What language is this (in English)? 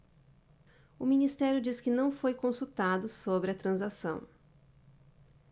Portuguese